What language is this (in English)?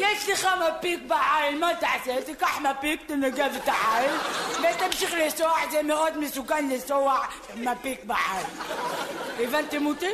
Hebrew